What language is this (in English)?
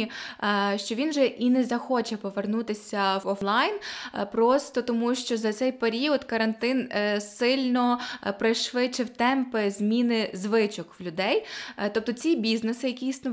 Ukrainian